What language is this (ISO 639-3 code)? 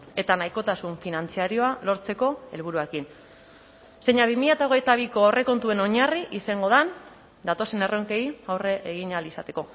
eus